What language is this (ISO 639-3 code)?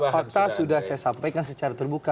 ind